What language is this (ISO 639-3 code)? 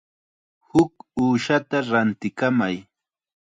qxa